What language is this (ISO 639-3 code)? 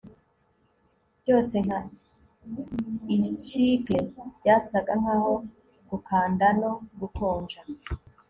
kin